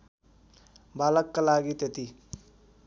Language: Nepali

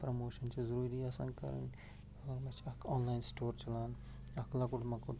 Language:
Kashmiri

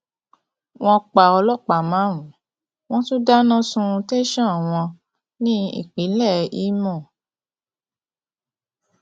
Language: Yoruba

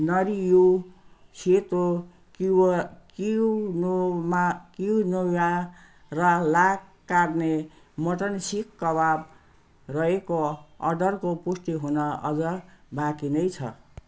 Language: Nepali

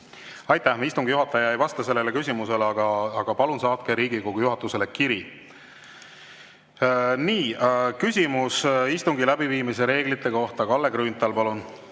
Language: Estonian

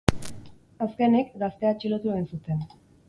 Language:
Basque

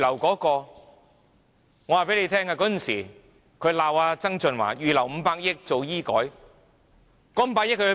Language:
Cantonese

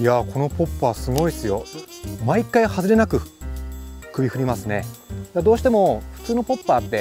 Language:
Japanese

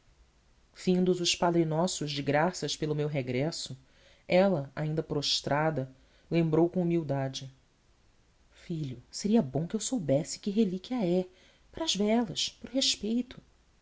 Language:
Portuguese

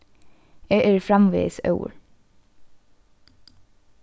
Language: Faroese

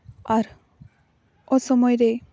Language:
Santali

